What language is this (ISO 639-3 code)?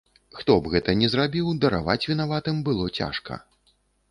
bel